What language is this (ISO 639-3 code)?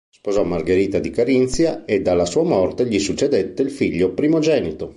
ita